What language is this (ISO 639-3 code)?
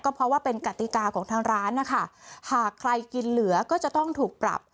tha